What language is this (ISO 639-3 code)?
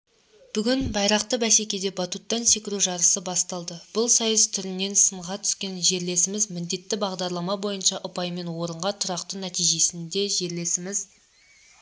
kaz